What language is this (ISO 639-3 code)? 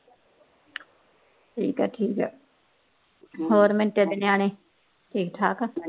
pan